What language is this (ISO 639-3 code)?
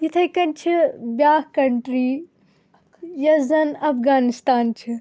kas